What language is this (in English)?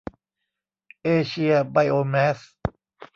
Thai